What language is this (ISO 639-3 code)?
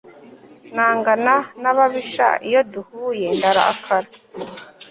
kin